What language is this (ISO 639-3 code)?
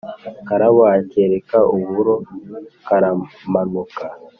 kin